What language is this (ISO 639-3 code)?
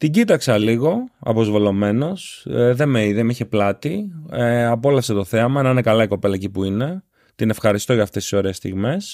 ell